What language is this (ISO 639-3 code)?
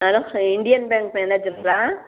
tam